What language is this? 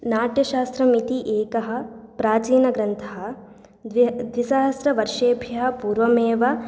Sanskrit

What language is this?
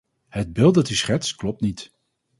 Dutch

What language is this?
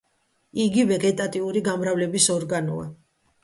Georgian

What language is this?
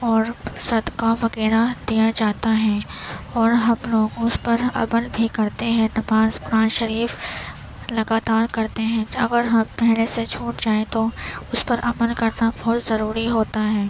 Urdu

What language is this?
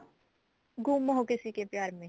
Punjabi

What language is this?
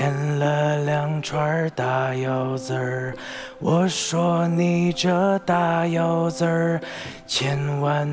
Japanese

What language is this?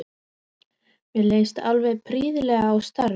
Icelandic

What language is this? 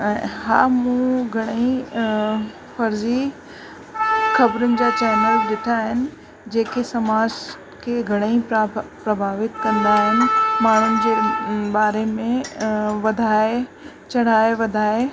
Sindhi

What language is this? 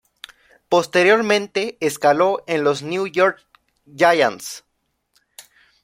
Spanish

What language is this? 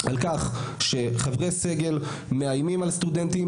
Hebrew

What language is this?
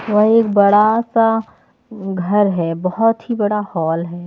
Hindi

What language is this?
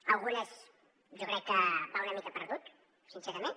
Catalan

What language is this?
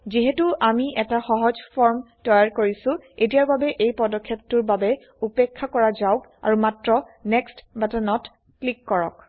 Assamese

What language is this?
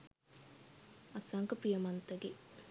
Sinhala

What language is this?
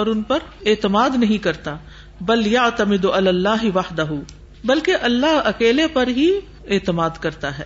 Urdu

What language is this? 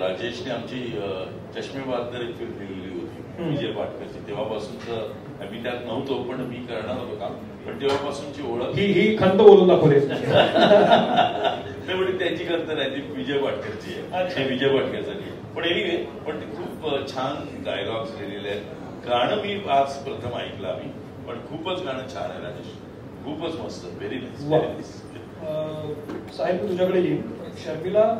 Marathi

